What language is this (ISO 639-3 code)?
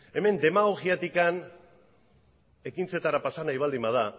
eus